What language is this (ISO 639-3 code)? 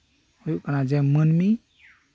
sat